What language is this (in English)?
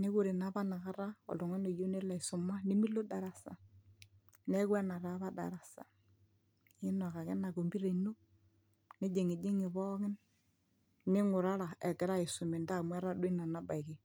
Masai